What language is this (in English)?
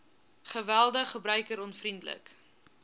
Afrikaans